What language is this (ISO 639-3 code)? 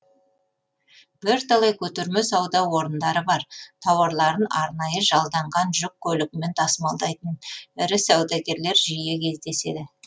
kaz